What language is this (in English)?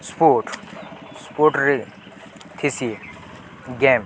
Odia